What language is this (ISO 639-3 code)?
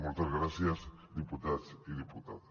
cat